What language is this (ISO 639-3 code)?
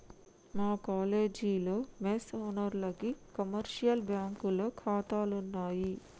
tel